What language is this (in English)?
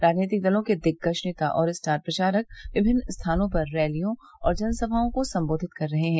Hindi